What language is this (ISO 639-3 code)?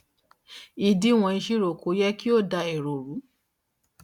yor